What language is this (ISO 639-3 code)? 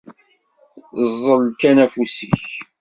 kab